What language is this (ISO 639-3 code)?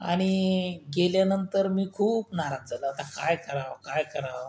mar